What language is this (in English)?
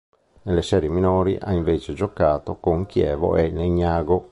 Italian